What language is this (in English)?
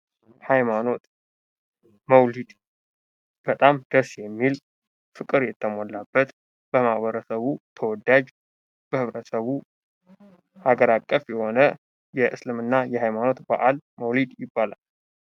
Amharic